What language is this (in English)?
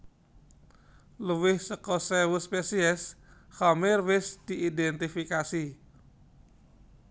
Javanese